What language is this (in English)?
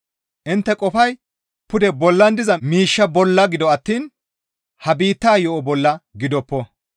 Gamo